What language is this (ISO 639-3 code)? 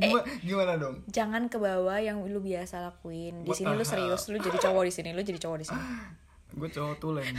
ind